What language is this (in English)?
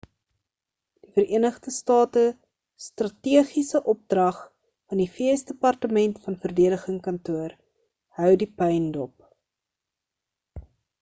Afrikaans